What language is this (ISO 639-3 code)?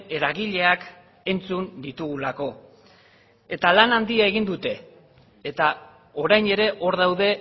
eus